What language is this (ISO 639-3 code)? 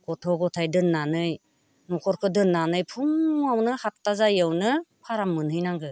brx